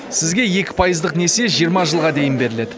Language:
Kazakh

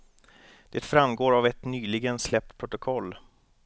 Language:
Swedish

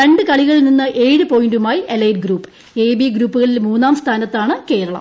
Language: Malayalam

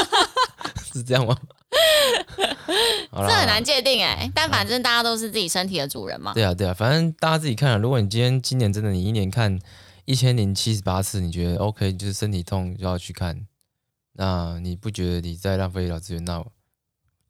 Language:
Chinese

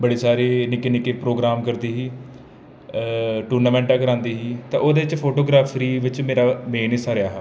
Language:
Dogri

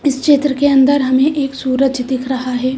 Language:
Hindi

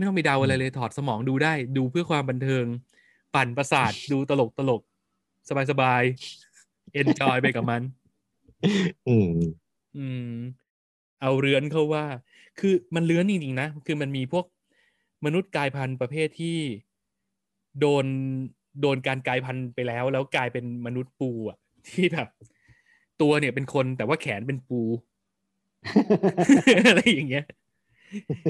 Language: Thai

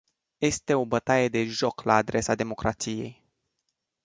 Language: Romanian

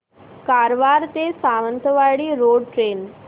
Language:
Marathi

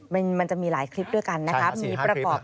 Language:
Thai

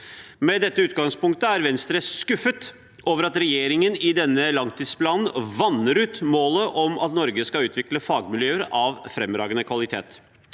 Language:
Norwegian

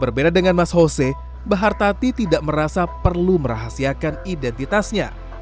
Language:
Indonesian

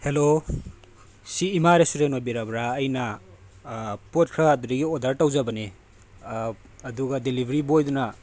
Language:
Manipuri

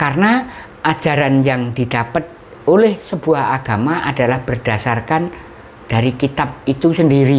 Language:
Indonesian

